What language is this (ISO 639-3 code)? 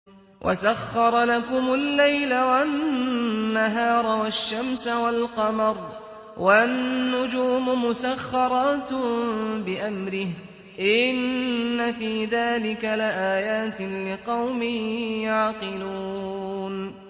ara